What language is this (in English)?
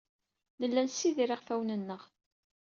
Kabyle